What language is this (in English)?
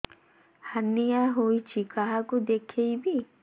Odia